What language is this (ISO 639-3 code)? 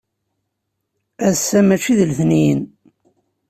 kab